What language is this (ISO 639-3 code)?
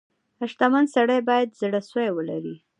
pus